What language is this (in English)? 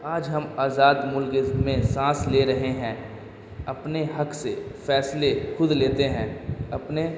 Urdu